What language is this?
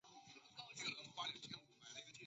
Chinese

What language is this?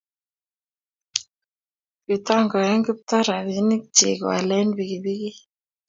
Kalenjin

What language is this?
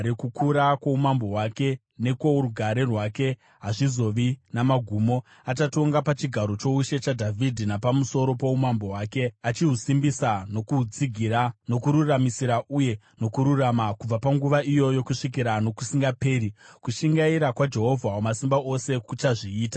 Shona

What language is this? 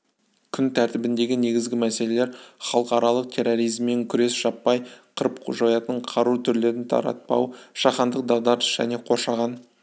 Kazakh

